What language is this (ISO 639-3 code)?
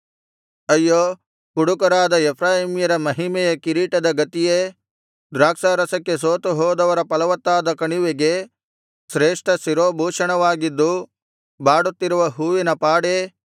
kan